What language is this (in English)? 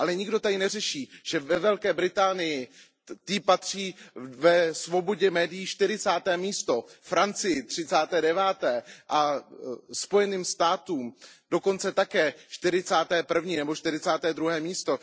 Czech